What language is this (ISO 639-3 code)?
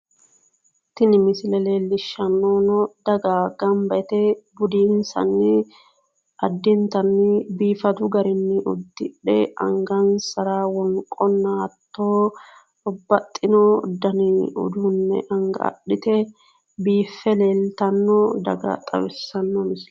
sid